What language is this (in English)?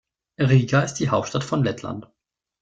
German